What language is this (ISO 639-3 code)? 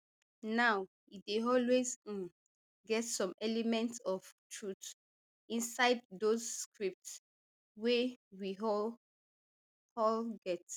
pcm